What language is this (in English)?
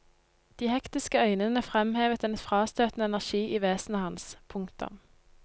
Norwegian